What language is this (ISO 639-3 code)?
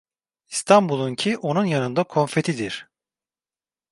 tur